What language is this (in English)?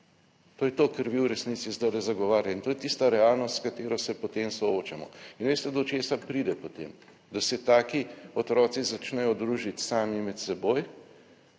Slovenian